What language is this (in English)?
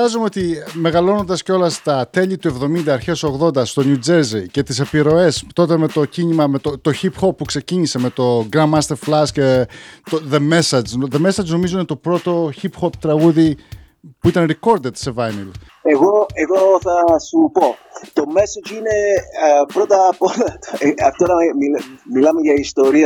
Greek